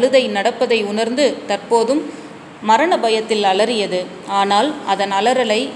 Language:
Tamil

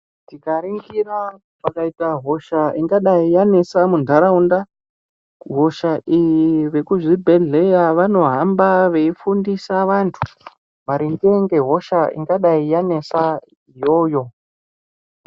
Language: Ndau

